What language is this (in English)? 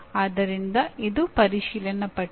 Kannada